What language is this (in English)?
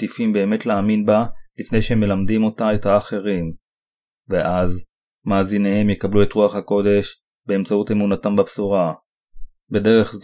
Hebrew